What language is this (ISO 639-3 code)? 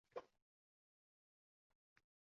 uzb